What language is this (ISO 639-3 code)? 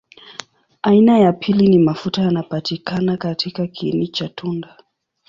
swa